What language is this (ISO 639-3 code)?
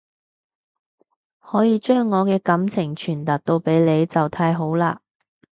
yue